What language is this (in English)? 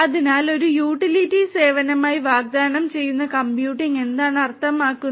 Malayalam